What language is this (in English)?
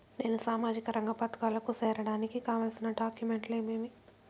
Telugu